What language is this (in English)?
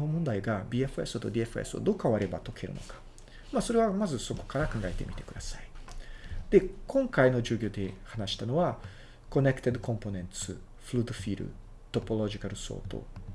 Japanese